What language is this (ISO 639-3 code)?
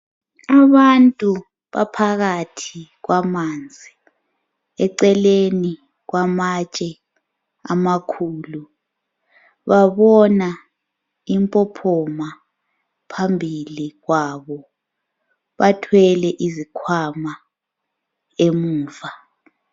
nde